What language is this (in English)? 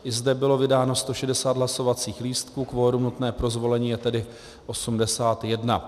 Czech